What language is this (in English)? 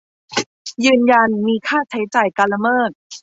Thai